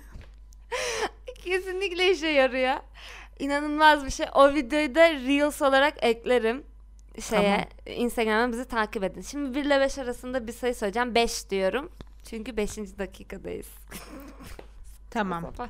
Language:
Turkish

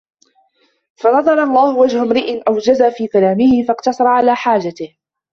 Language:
Arabic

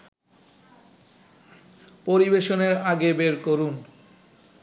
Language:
Bangla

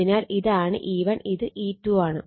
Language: Malayalam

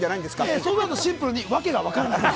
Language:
Japanese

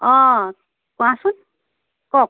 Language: Assamese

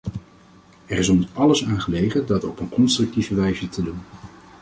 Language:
Dutch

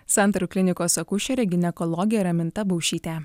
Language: Lithuanian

